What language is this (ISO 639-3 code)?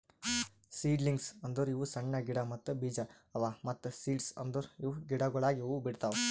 kan